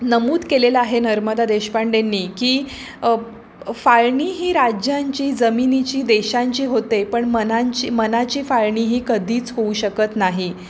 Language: Marathi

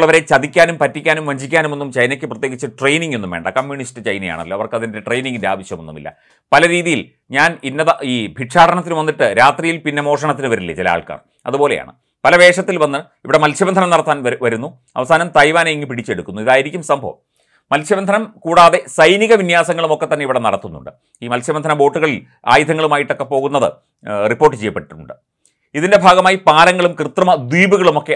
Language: Malayalam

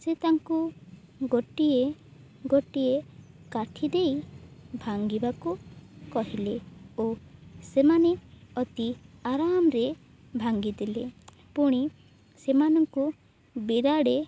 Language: Odia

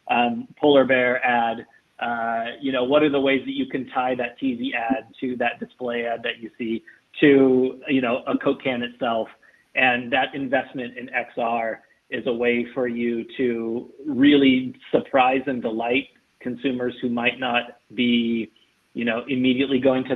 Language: English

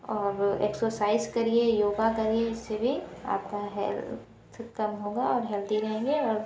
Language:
Hindi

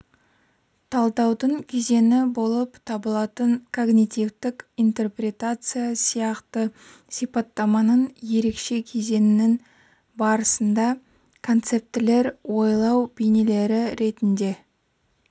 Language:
Kazakh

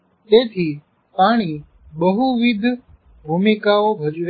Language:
Gujarati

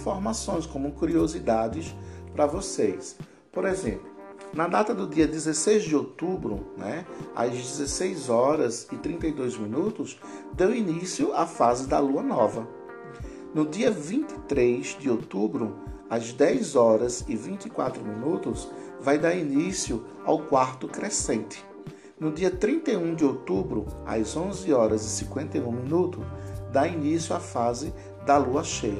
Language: Portuguese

